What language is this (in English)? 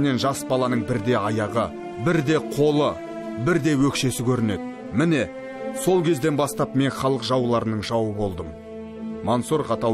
Russian